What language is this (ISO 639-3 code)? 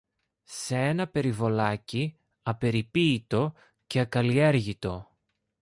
ell